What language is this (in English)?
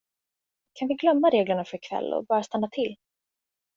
Swedish